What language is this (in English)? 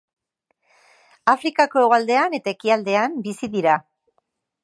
Basque